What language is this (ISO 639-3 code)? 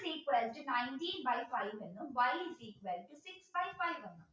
mal